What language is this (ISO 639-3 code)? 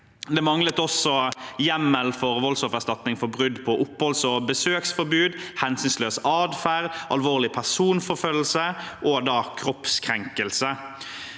nor